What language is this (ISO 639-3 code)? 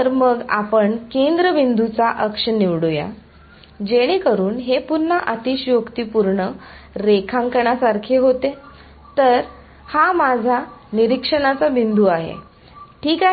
mar